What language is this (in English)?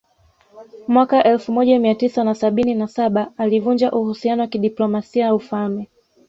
Swahili